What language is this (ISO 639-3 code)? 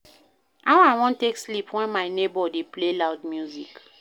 pcm